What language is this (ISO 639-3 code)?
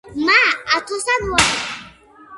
kat